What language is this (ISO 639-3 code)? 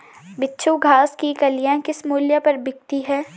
hin